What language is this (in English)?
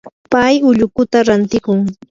Yanahuanca Pasco Quechua